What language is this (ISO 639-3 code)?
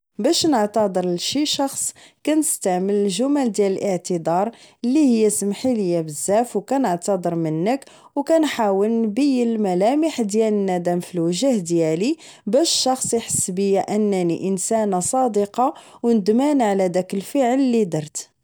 ary